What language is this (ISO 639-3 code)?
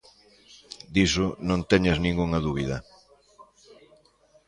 glg